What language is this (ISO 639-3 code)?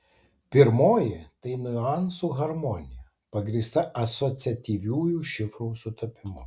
lit